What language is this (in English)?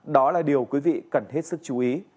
Vietnamese